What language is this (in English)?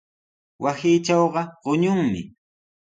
Sihuas Ancash Quechua